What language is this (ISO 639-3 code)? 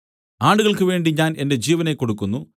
mal